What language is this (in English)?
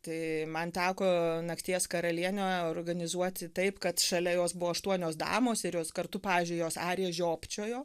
Lithuanian